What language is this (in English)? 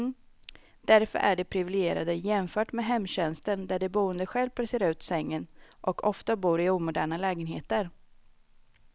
Swedish